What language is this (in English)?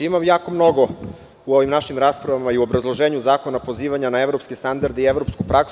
Serbian